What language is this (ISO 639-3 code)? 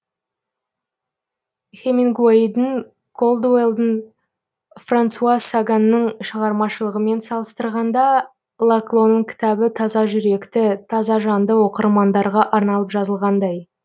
kaz